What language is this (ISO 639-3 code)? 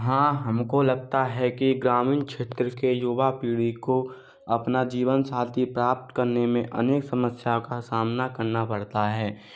hin